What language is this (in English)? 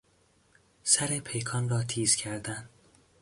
Persian